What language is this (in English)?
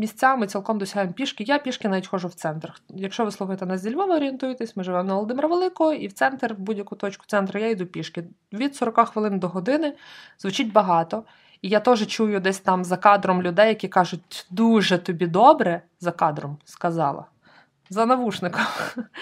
Ukrainian